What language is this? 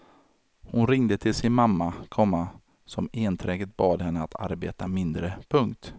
Swedish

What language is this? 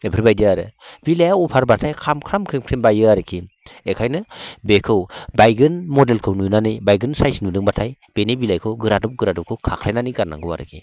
Bodo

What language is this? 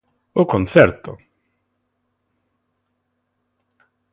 Galician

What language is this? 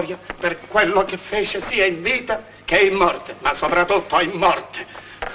Italian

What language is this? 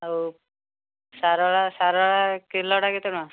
Odia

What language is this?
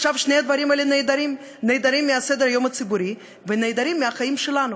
Hebrew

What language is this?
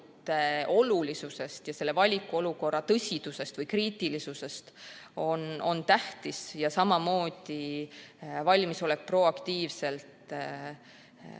Estonian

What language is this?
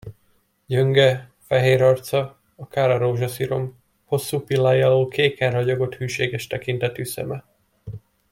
Hungarian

